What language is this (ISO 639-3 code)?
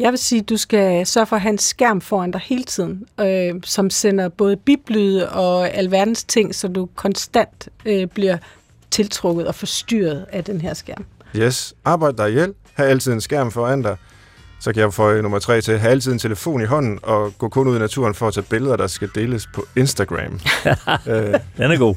dan